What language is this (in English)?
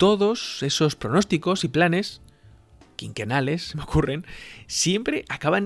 Spanish